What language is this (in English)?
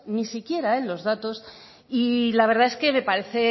Spanish